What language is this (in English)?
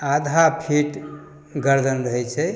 Maithili